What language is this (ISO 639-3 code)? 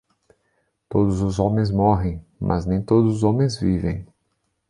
por